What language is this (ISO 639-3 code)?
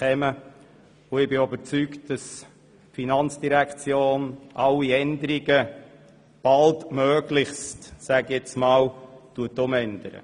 gsw